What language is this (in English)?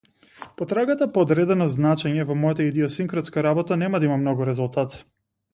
Macedonian